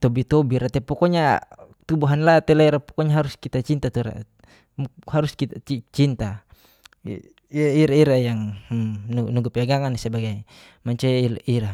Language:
Geser-Gorom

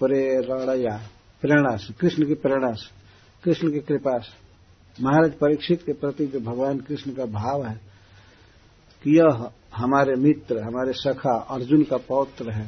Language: Hindi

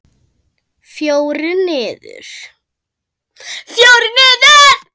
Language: Icelandic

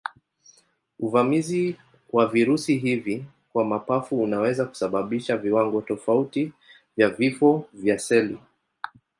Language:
Swahili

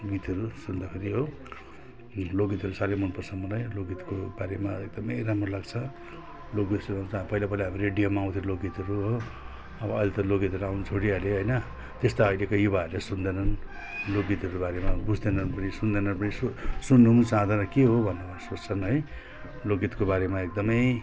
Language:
Nepali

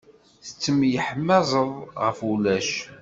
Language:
Kabyle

